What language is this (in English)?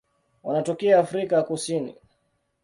Swahili